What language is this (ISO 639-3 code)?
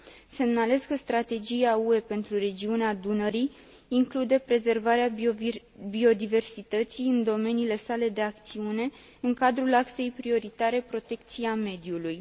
ron